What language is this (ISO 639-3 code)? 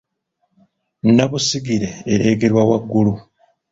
lug